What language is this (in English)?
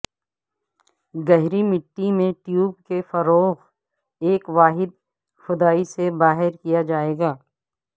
Urdu